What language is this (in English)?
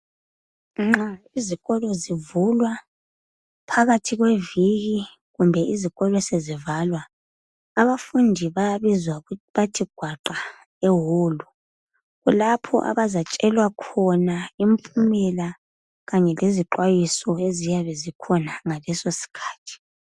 North Ndebele